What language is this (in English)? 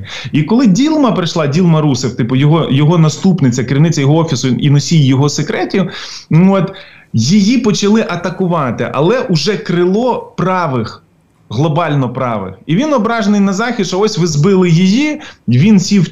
Ukrainian